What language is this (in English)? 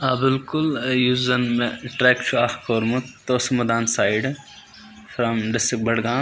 Kashmiri